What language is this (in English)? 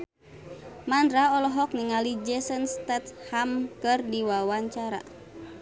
Sundanese